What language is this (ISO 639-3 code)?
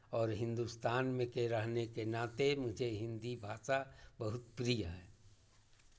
hin